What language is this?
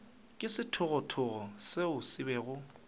Northern Sotho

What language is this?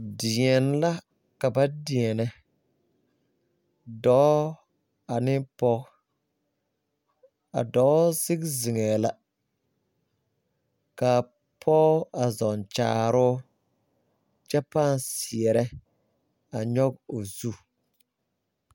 Southern Dagaare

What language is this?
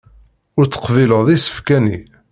Kabyle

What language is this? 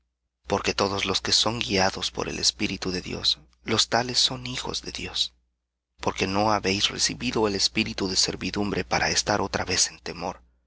Spanish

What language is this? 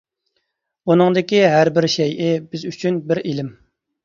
Uyghur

